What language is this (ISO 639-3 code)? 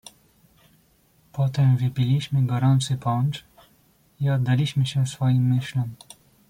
pol